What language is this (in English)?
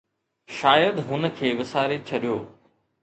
Sindhi